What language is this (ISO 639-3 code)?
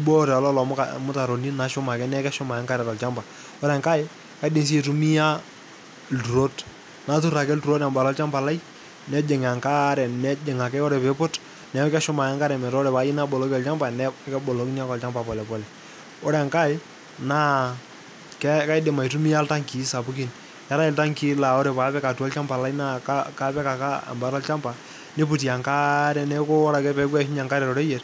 mas